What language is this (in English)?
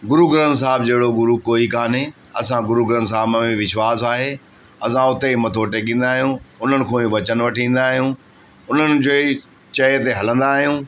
Sindhi